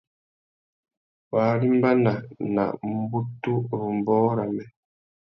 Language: Tuki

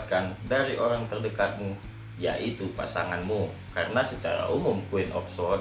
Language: Indonesian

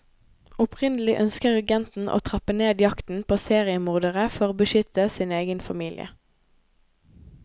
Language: Norwegian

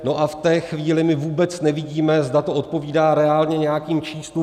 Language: Czech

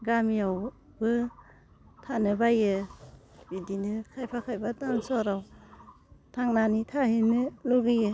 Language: Bodo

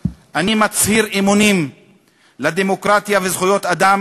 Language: Hebrew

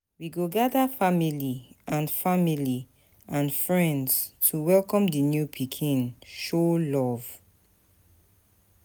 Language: Nigerian Pidgin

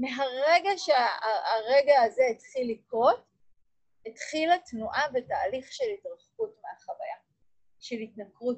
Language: Hebrew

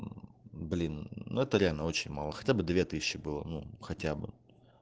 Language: Russian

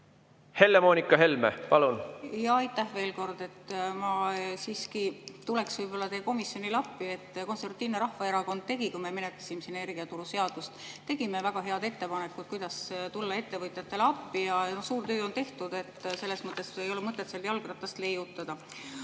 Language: Estonian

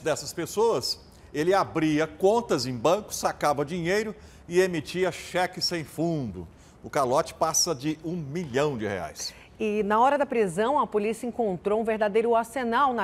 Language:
Portuguese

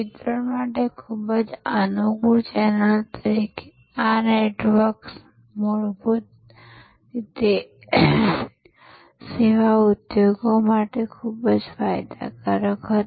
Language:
Gujarati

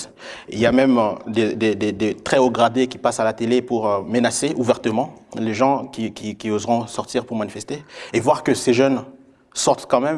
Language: French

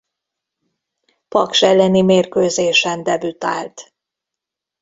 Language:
Hungarian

